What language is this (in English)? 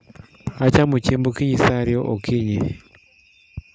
Luo (Kenya and Tanzania)